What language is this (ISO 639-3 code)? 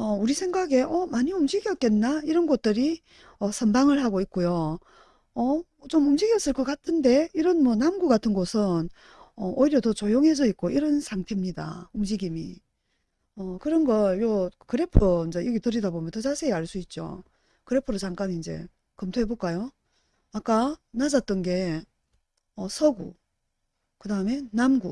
kor